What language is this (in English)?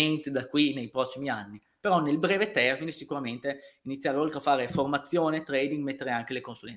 Italian